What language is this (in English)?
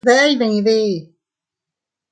Teutila Cuicatec